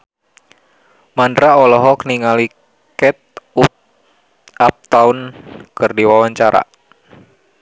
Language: Sundanese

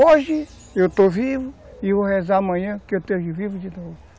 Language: Portuguese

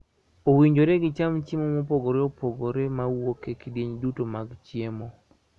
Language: Luo (Kenya and Tanzania)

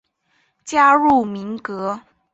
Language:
Chinese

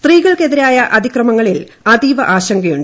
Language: Malayalam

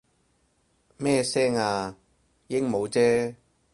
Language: Cantonese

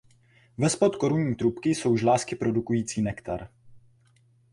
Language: Czech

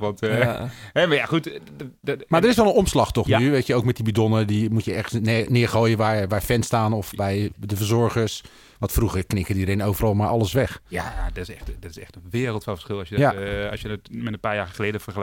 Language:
Dutch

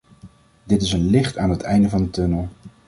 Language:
Dutch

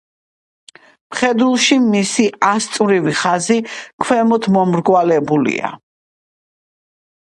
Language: Georgian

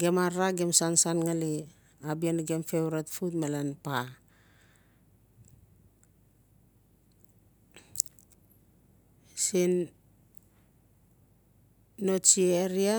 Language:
Notsi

